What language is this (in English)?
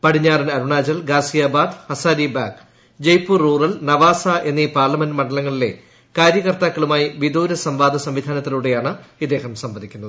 Malayalam